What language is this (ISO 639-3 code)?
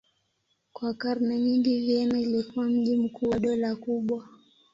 swa